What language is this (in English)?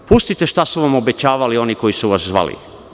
Serbian